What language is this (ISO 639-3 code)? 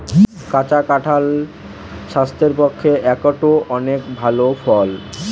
ben